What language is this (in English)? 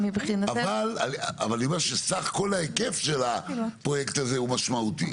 Hebrew